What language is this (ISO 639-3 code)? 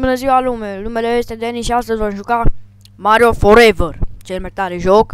ron